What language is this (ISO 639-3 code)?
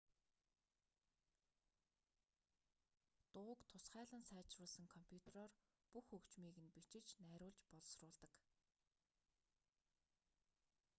mon